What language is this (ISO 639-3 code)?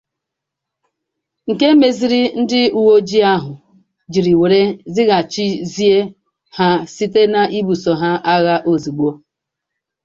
ibo